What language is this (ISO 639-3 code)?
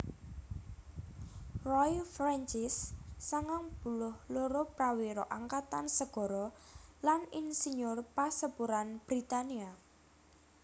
jav